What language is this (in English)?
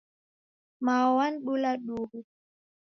Taita